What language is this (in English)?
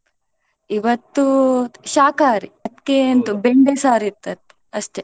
Kannada